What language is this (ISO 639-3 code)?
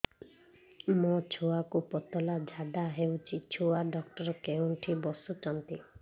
ori